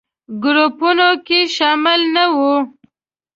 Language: Pashto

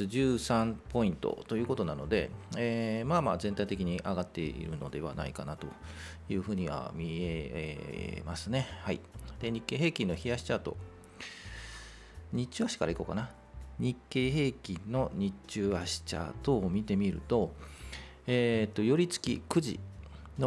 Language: Japanese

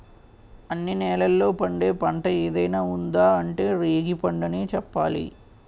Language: Telugu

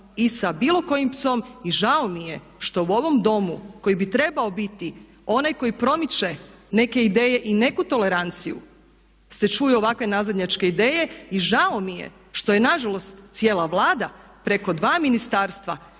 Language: Croatian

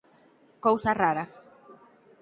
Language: Galician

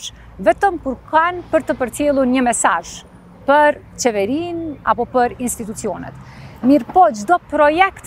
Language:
Romanian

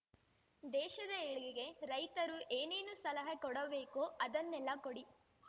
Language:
Kannada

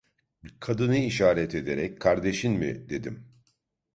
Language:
Turkish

